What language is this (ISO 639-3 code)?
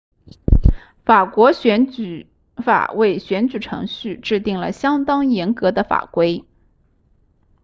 zho